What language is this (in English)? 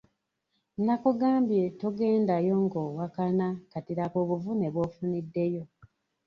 Ganda